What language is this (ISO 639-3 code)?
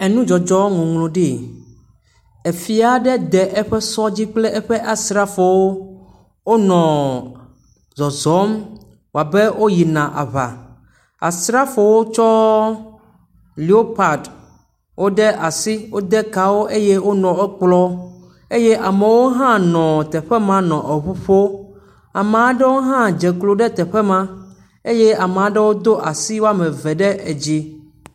ewe